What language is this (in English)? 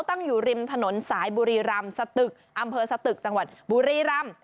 Thai